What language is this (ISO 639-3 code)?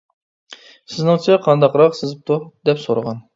uig